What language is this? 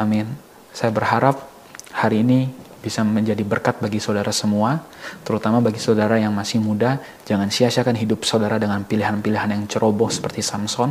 Indonesian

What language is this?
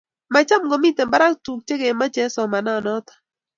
Kalenjin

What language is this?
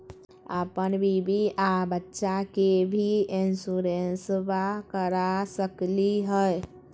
Magahi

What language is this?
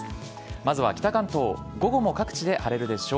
Japanese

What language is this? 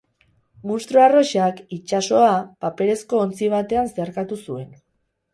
Basque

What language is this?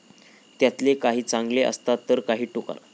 Marathi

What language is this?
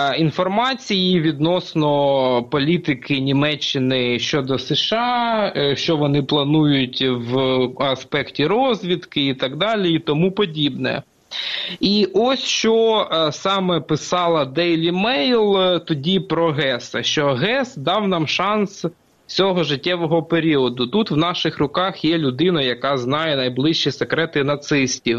Ukrainian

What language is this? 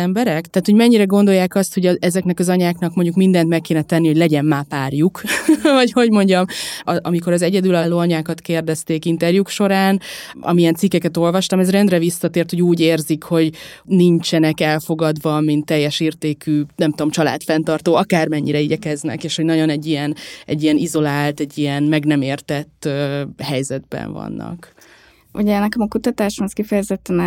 Hungarian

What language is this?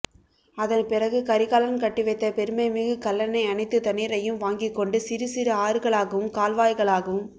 Tamil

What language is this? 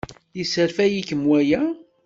Kabyle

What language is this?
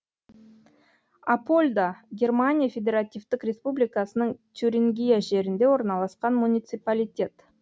Kazakh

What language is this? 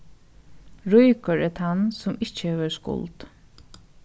Faroese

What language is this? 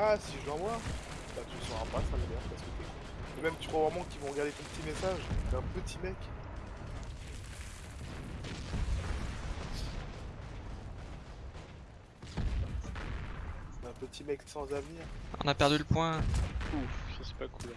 French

